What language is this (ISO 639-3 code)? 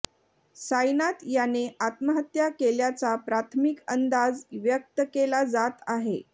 mar